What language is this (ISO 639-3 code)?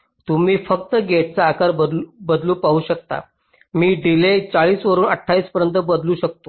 mar